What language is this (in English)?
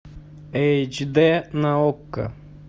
Russian